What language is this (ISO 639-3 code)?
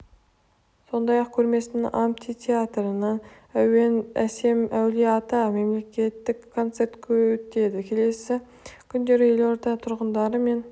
kaz